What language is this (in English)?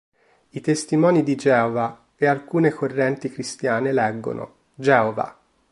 Italian